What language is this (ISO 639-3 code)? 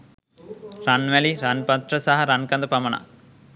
sin